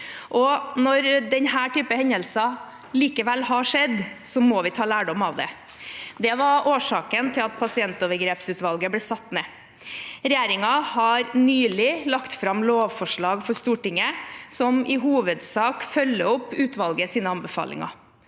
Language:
Norwegian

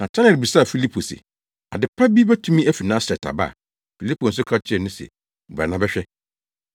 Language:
Akan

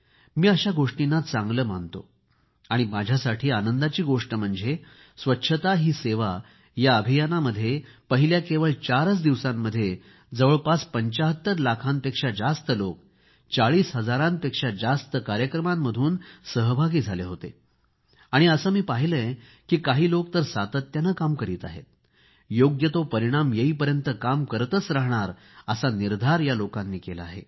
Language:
Marathi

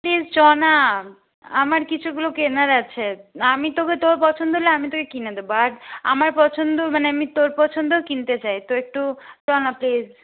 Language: Bangla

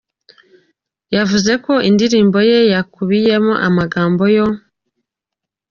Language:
Kinyarwanda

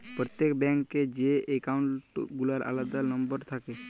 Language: Bangla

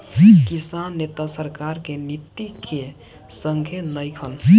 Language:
Bhojpuri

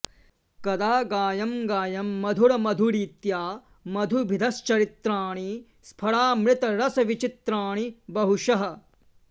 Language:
Sanskrit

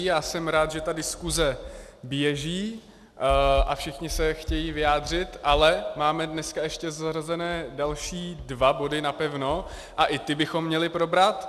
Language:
Czech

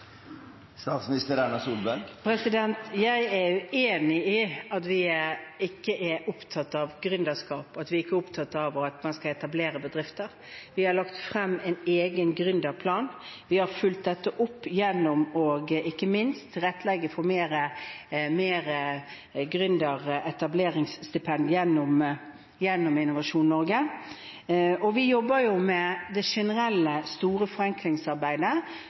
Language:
Norwegian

